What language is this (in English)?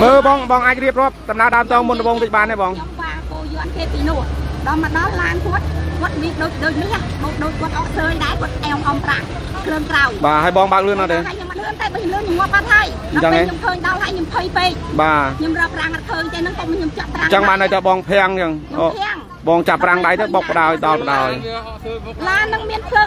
Thai